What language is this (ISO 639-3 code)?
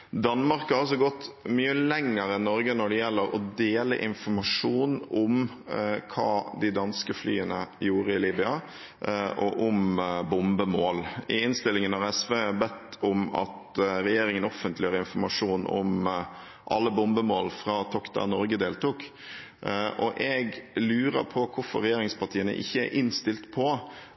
nob